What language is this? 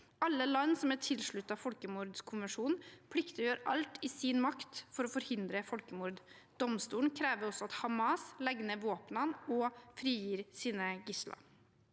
Norwegian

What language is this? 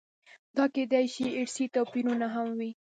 Pashto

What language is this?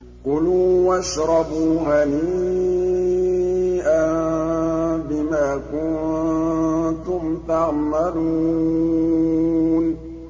Arabic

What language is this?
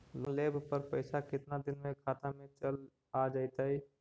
Magahi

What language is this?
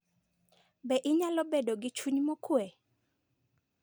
Luo (Kenya and Tanzania)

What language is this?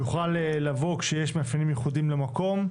Hebrew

